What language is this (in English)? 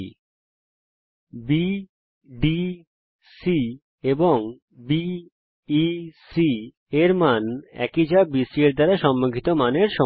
Bangla